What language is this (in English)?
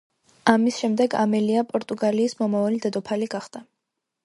Georgian